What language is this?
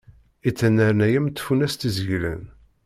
Kabyle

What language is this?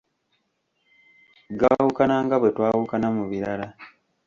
Ganda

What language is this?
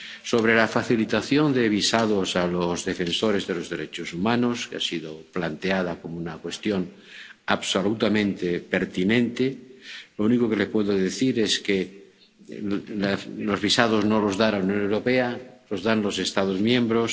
Spanish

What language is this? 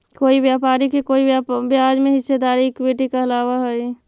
Magahi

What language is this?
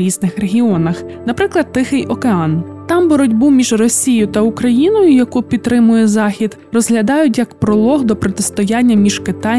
Ukrainian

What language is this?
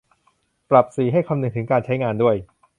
Thai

